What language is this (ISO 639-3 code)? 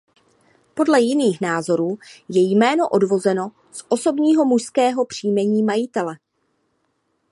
ces